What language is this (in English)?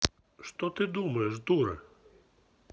Russian